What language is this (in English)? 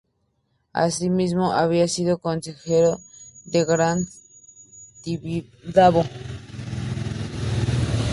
Spanish